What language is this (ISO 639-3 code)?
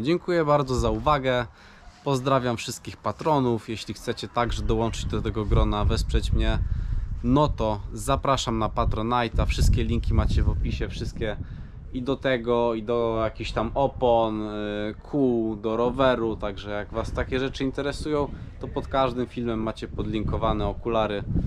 pol